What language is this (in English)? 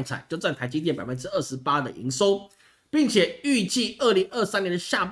Chinese